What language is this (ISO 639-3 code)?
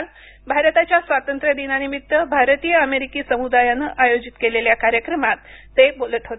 mar